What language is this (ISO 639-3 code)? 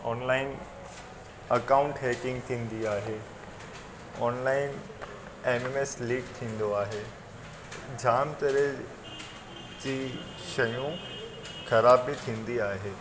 snd